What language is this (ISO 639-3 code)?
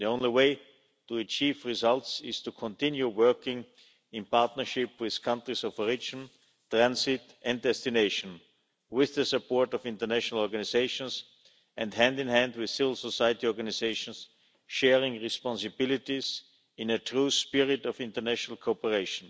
eng